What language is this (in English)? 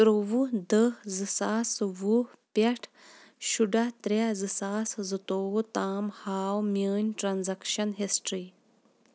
Kashmiri